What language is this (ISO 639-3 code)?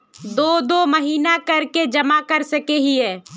mag